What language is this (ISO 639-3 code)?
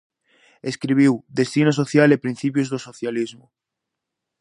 glg